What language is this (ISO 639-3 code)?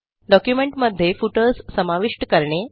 mar